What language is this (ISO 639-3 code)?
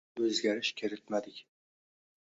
uzb